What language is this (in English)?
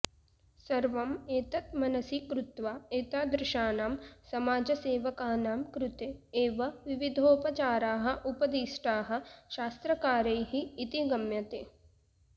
Sanskrit